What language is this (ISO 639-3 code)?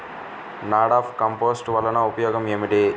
tel